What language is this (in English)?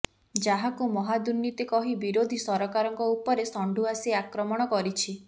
Odia